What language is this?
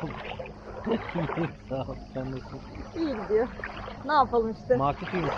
Turkish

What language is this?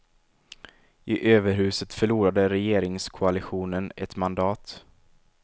Swedish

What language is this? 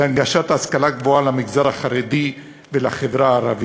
Hebrew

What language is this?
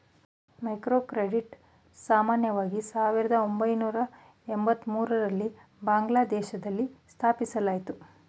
Kannada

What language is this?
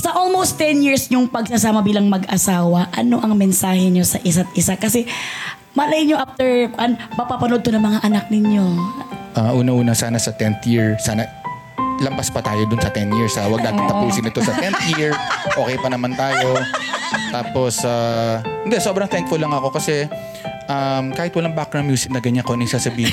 Filipino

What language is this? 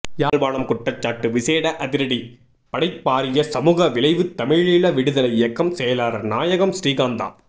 Tamil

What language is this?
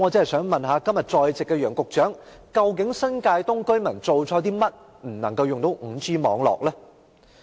Cantonese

